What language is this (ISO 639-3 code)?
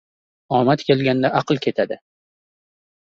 uzb